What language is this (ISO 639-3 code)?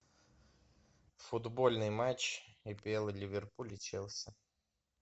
rus